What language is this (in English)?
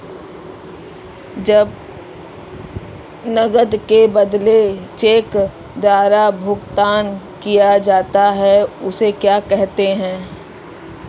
Hindi